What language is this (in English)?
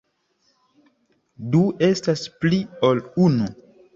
Esperanto